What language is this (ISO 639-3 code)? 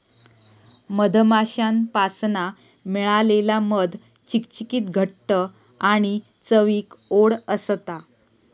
mar